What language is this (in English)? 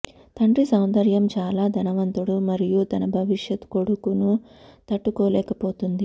Telugu